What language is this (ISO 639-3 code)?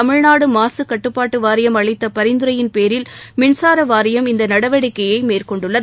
tam